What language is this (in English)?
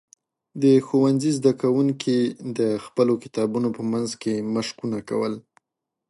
Pashto